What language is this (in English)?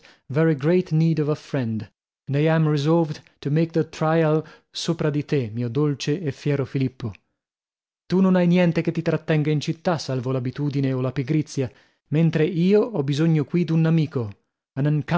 Italian